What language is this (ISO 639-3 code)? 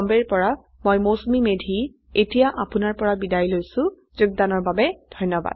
asm